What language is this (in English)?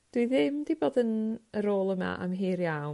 Welsh